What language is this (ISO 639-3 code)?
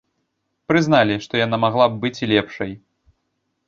bel